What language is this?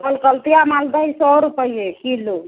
Maithili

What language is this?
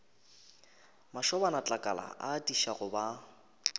Northern Sotho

